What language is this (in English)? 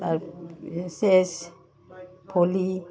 Assamese